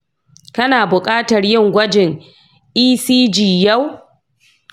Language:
Hausa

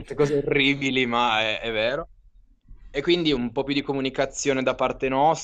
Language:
Italian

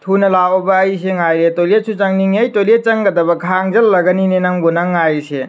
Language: Manipuri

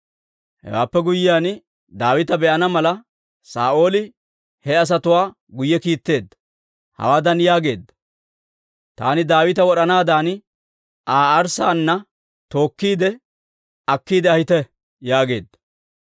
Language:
Dawro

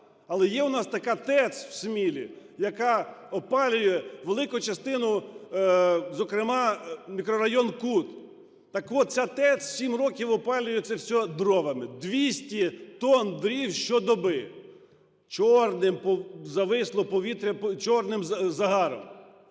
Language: Ukrainian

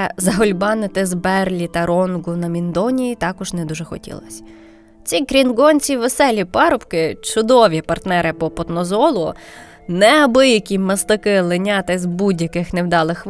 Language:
Ukrainian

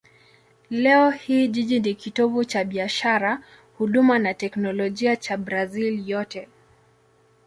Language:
Swahili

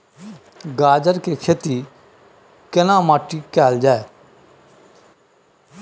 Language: Maithili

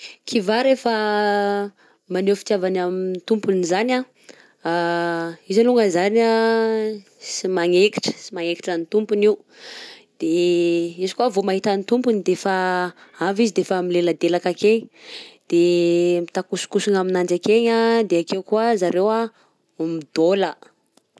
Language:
Southern Betsimisaraka Malagasy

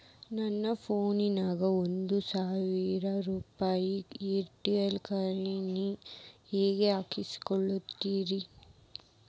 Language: Kannada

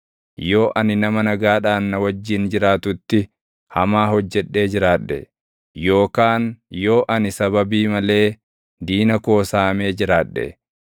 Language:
Oromo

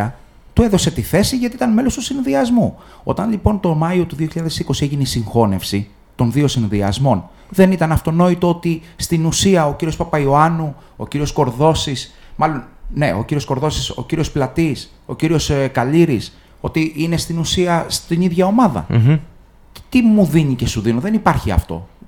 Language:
Greek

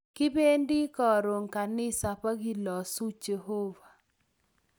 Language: Kalenjin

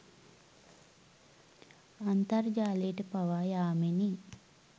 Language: Sinhala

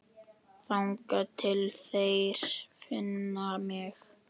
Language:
Icelandic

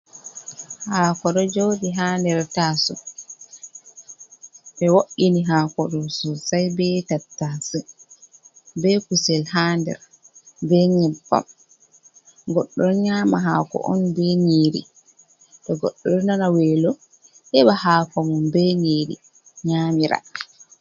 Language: Fula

